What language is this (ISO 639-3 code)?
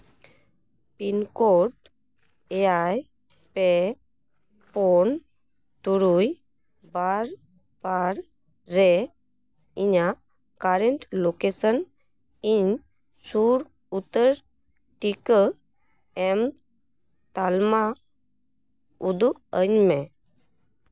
sat